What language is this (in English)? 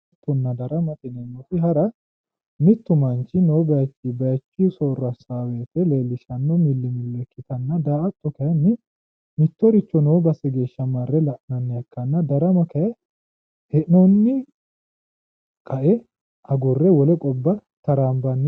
Sidamo